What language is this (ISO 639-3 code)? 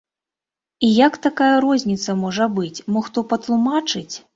bel